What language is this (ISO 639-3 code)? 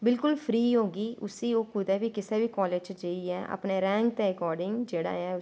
doi